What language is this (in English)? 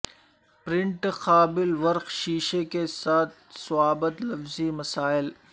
Urdu